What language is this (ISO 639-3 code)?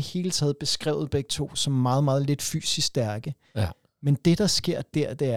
dan